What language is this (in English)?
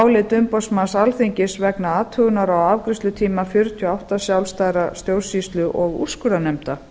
Icelandic